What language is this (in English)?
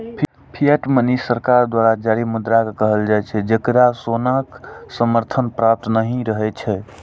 Maithili